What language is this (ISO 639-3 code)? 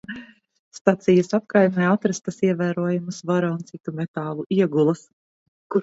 lav